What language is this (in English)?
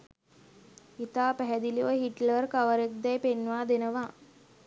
Sinhala